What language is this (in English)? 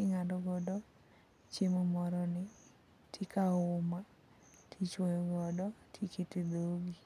Luo (Kenya and Tanzania)